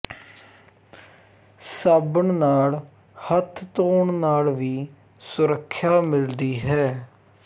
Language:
Punjabi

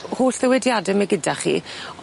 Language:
Welsh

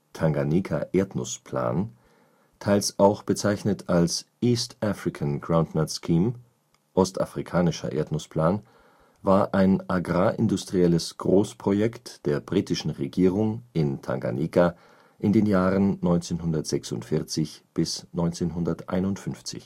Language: German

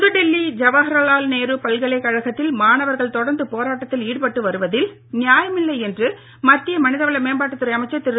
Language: Tamil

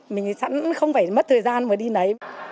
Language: Vietnamese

